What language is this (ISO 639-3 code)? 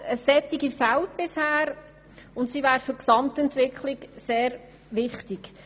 gsw